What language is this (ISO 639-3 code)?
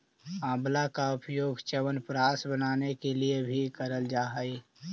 mag